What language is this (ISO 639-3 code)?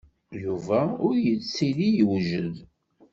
kab